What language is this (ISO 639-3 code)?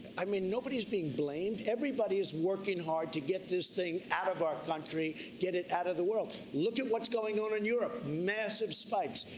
eng